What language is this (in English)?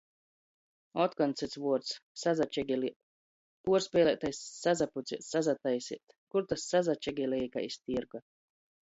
Latgalian